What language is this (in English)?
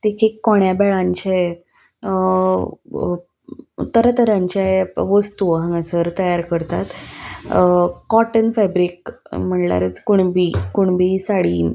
Konkani